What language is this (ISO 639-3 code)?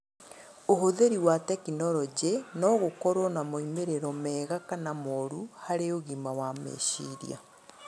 kik